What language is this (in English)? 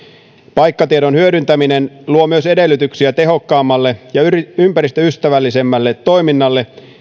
Finnish